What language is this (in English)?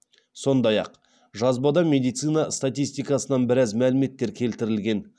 Kazakh